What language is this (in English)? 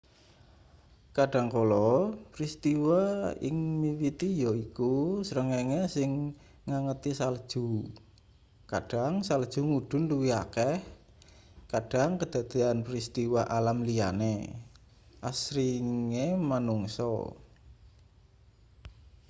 Javanese